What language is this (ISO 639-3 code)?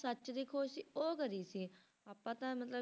pan